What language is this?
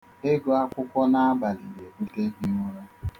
Igbo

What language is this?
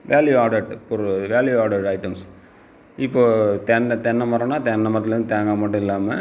Tamil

